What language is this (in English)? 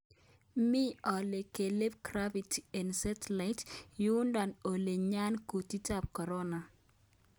Kalenjin